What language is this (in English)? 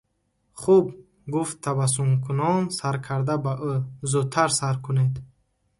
Tajik